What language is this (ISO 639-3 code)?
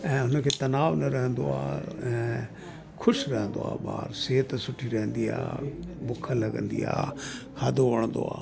snd